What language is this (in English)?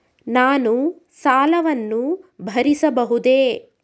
Kannada